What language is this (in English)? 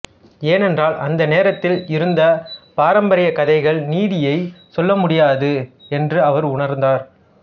Tamil